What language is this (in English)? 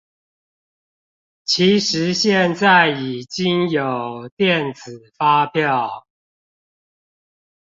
Chinese